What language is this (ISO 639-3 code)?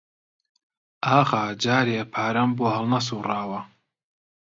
ckb